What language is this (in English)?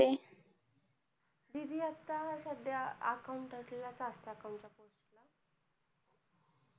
Marathi